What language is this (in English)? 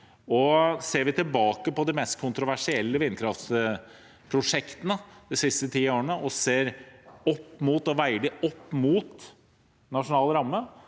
Norwegian